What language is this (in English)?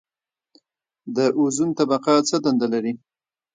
Pashto